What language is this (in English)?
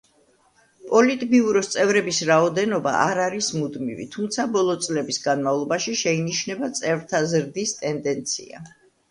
Georgian